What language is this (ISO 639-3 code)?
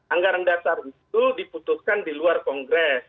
ind